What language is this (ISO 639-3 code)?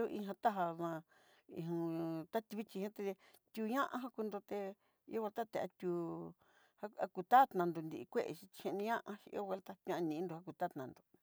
mxy